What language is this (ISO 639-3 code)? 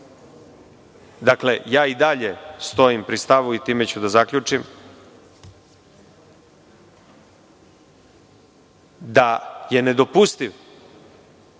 srp